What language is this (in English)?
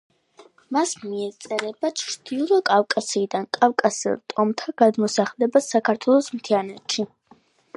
Georgian